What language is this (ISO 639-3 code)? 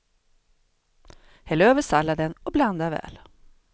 swe